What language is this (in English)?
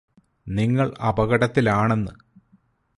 Malayalam